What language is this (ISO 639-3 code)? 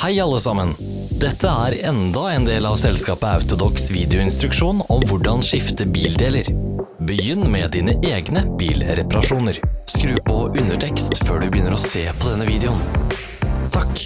nor